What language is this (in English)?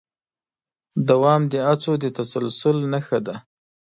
Pashto